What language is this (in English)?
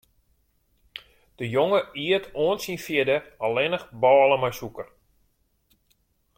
Western Frisian